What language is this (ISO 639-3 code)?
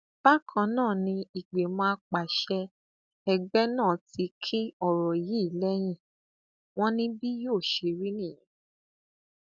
yor